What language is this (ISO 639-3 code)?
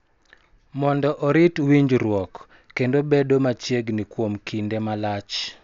luo